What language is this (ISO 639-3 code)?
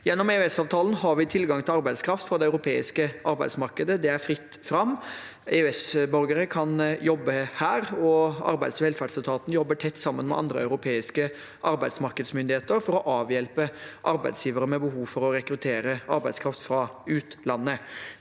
nor